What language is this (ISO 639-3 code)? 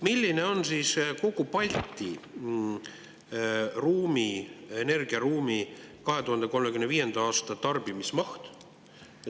est